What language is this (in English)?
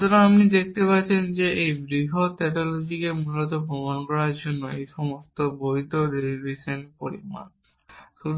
Bangla